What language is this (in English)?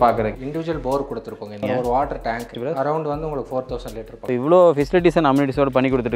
Hindi